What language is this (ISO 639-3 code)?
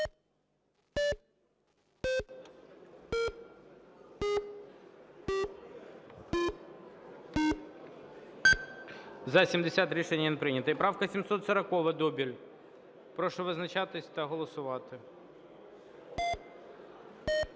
ukr